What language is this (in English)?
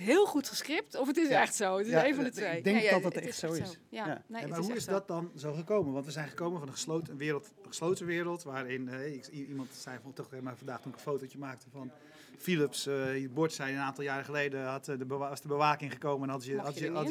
Dutch